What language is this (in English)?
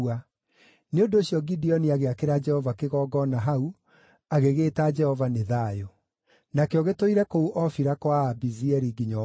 Kikuyu